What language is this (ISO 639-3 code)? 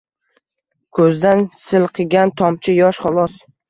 uzb